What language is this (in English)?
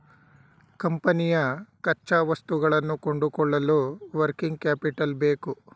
Kannada